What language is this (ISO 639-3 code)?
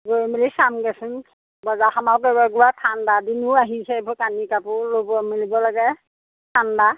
asm